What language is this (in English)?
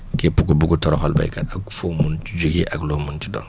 Wolof